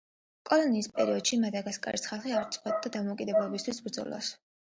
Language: Georgian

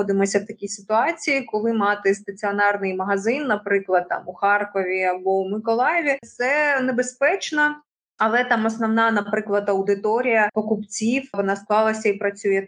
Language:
Ukrainian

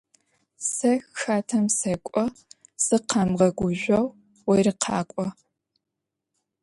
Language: Adyghe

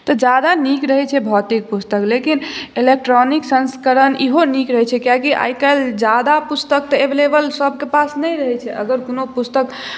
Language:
Maithili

